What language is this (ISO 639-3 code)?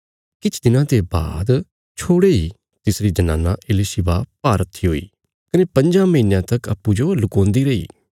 kfs